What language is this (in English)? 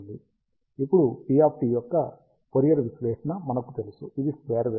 Telugu